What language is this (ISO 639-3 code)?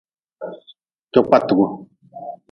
nmz